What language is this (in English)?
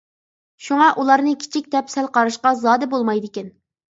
Uyghur